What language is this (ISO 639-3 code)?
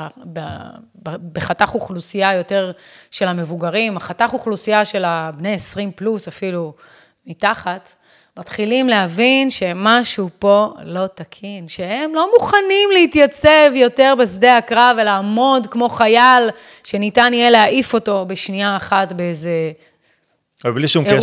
heb